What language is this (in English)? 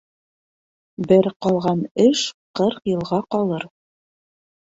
Bashkir